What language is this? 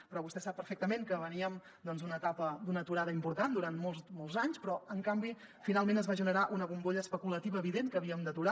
Catalan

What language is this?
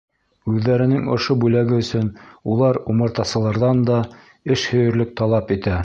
Bashkir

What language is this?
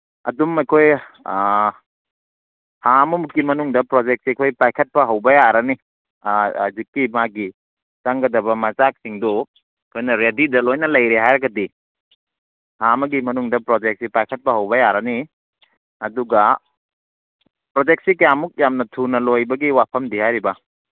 Manipuri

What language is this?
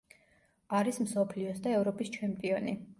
Georgian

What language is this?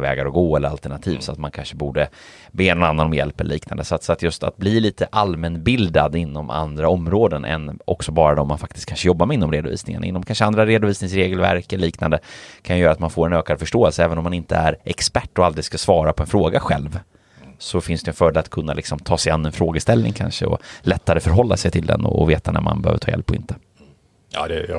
Swedish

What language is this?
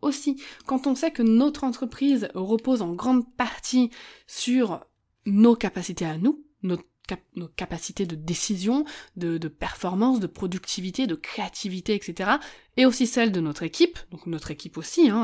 French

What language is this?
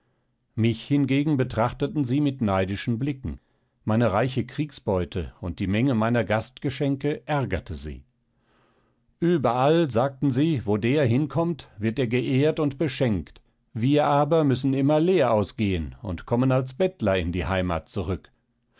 German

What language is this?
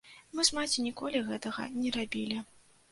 Belarusian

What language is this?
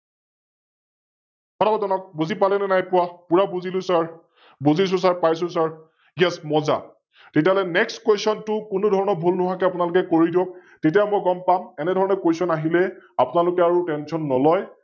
Assamese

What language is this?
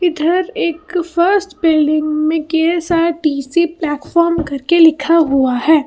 Hindi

